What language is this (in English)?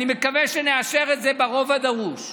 Hebrew